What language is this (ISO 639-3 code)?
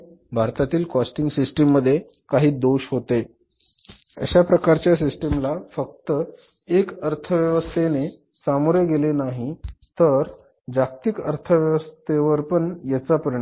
mar